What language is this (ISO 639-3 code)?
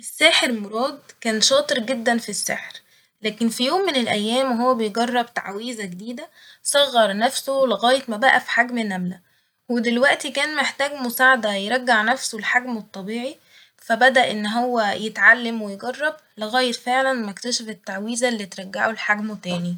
arz